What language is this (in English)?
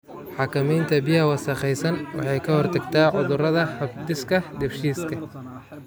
Somali